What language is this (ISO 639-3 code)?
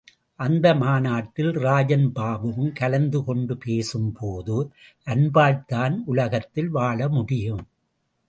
tam